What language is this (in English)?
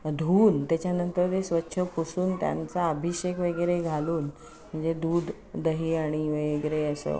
Marathi